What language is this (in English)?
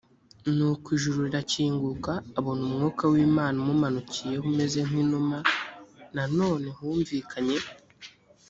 Kinyarwanda